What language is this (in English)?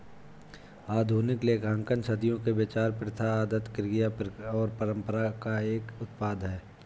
Hindi